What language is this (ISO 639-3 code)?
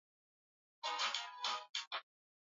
swa